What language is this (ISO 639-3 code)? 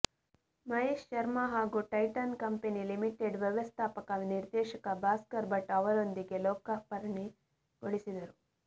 kan